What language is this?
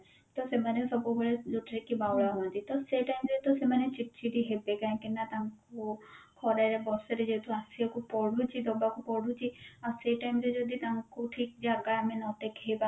Odia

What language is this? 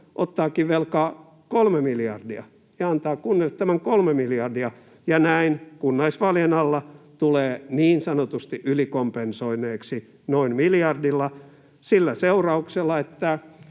Finnish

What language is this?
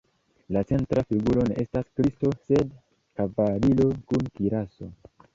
Esperanto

